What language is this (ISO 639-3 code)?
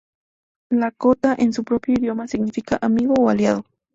spa